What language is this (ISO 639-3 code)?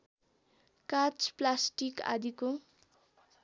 nep